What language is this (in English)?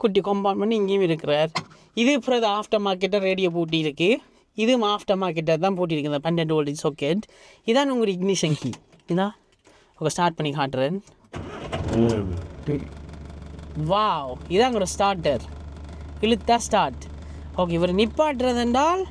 Tamil